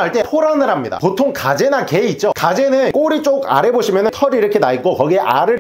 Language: Korean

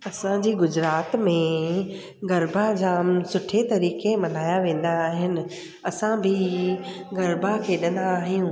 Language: Sindhi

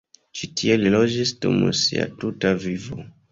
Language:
Esperanto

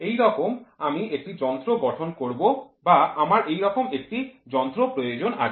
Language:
Bangla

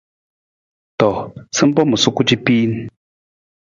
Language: Nawdm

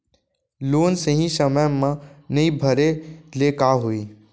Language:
Chhattisgarhi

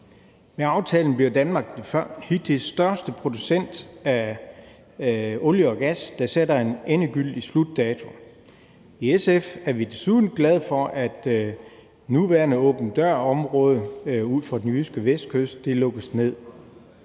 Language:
Danish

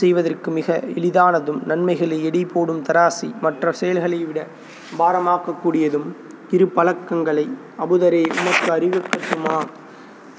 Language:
Tamil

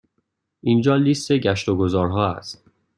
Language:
Persian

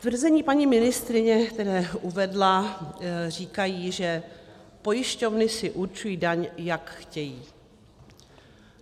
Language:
Czech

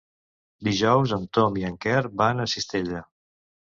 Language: Catalan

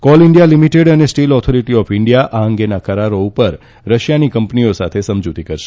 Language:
Gujarati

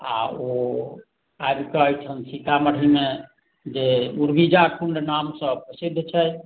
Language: Maithili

